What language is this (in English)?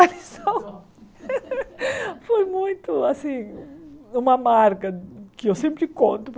Portuguese